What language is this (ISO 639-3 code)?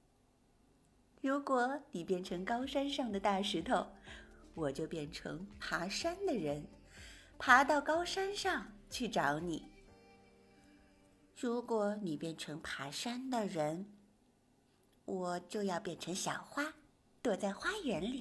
zho